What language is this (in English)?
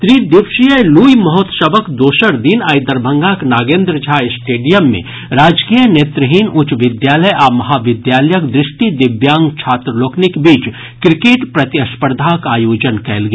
Maithili